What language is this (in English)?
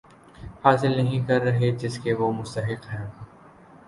Urdu